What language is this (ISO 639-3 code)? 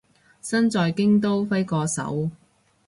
yue